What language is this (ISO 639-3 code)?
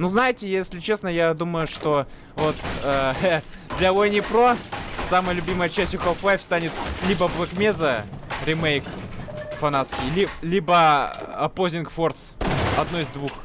rus